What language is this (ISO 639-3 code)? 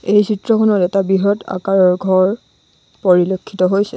asm